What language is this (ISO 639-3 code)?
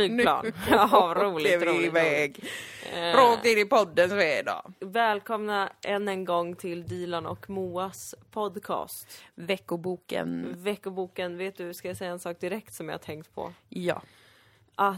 swe